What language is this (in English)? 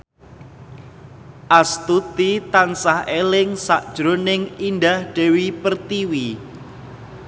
Javanese